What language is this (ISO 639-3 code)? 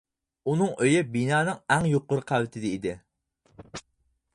uig